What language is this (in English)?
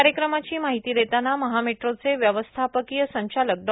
Marathi